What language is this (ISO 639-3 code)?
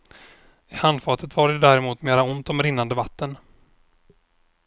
swe